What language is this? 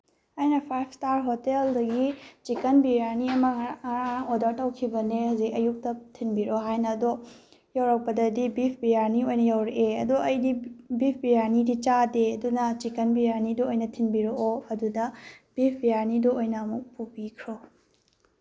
Manipuri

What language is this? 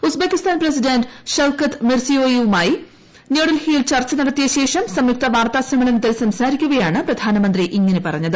Malayalam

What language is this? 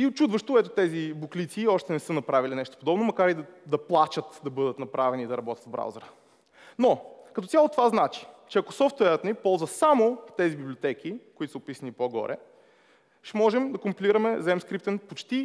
Bulgarian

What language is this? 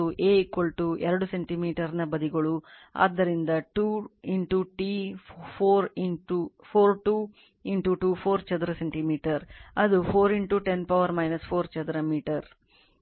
Kannada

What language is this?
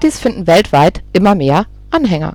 German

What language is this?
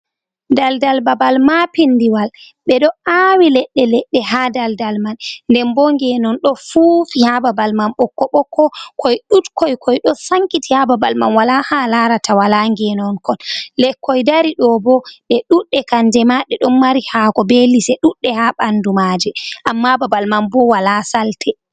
Fula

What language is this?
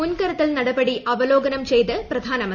Malayalam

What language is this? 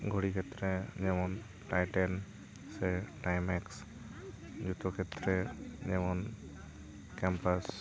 Santali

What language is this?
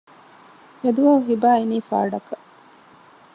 Divehi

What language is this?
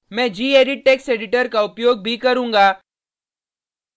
Hindi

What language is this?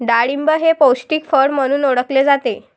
Marathi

